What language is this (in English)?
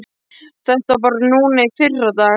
Icelandic